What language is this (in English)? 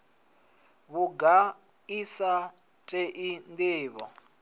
Venda